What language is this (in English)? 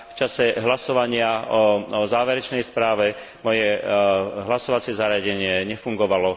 Slovak